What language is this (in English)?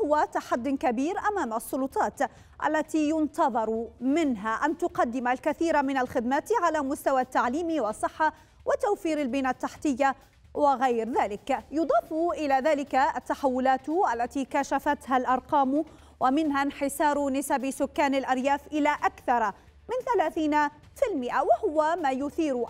Arabic